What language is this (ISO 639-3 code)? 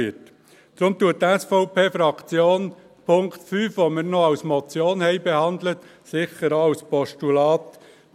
gsw